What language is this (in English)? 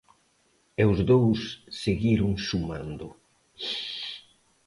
Galician